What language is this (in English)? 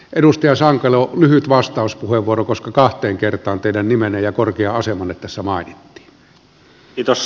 Finnish